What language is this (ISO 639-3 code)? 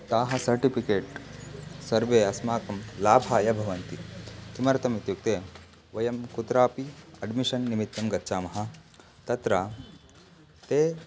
san